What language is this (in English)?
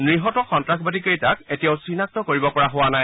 Assamese